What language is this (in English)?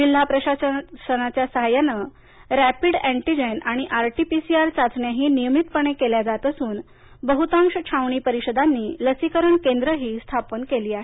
Marathi